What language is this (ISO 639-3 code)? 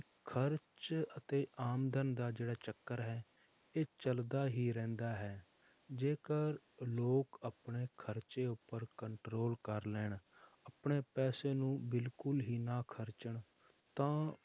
pan